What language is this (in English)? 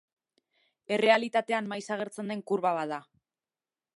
Basque